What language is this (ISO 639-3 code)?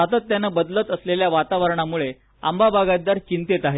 mar